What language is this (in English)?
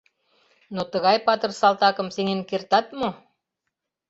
Mari